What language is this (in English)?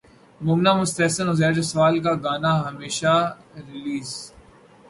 Urdu